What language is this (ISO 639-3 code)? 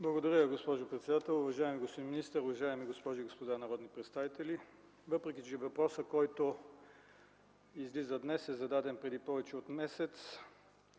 bul